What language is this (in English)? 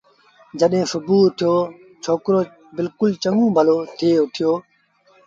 Sindhi Bhil